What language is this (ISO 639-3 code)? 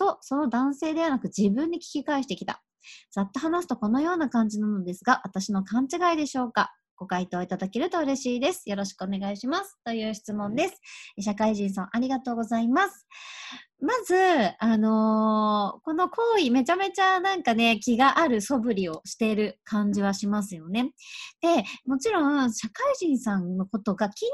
jpn